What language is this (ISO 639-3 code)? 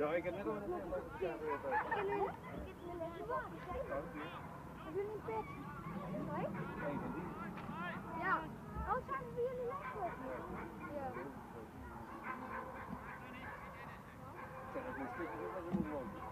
nld